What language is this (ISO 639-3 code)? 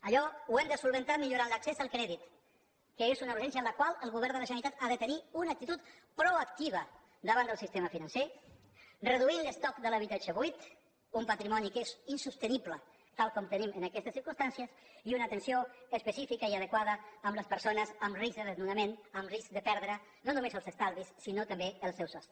cat